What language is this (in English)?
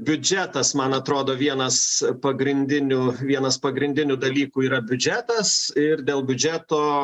Lithuanian